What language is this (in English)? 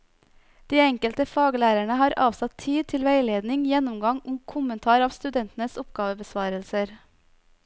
Norwegian